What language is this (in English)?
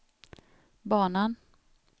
Swedish